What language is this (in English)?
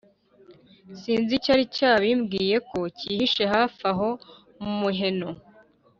Kinyarwanda